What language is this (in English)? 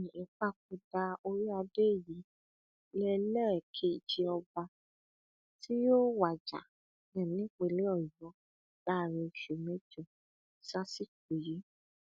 Yoruba